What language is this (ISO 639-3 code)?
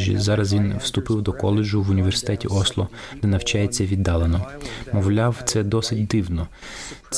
ukr